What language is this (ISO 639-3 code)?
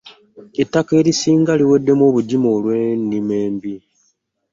lug